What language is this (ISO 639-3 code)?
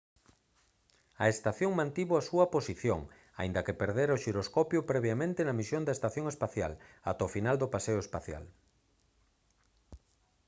glg